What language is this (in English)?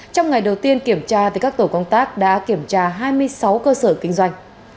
Vietnamese